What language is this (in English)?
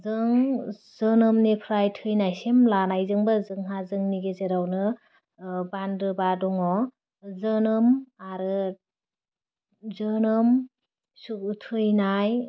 Bodo